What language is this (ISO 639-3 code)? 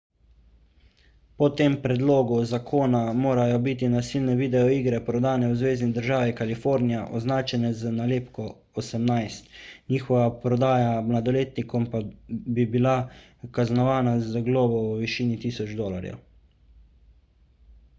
slv